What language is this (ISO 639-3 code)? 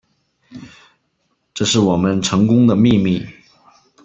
zho